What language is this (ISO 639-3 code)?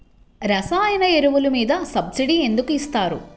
tel